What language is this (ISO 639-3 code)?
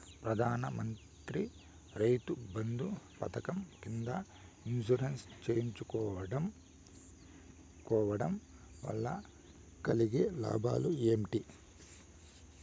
tel